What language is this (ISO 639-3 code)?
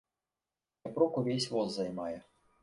bel